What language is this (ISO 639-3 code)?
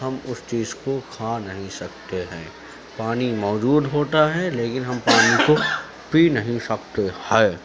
urd